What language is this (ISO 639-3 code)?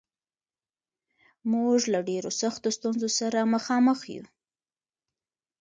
pus